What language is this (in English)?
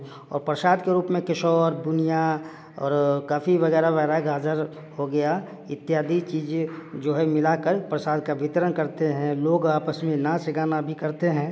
Hindi